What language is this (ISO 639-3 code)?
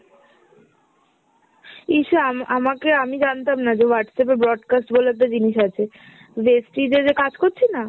ben